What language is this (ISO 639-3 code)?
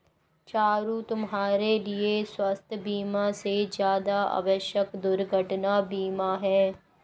hin